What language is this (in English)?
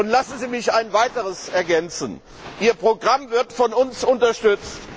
German